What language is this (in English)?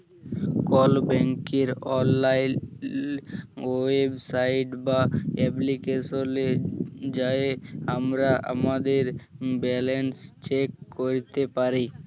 Bangla